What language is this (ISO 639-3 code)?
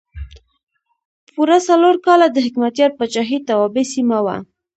pus